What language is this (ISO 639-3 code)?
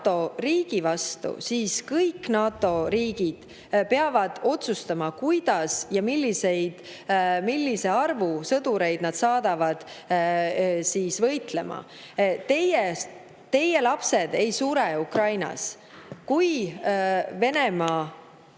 est